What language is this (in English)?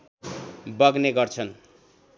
Nepali